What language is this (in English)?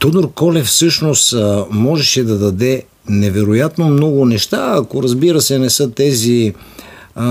Bulgarian